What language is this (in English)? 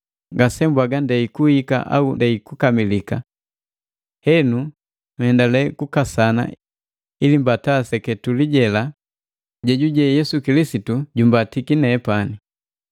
Matengo